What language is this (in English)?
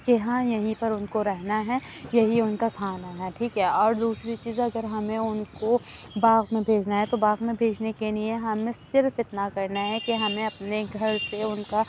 Urdu